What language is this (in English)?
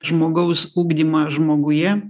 Lithuanian